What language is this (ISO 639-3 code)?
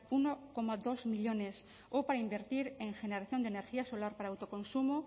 spa